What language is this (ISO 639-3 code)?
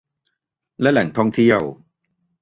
tha